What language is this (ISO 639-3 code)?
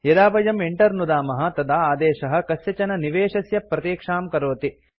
san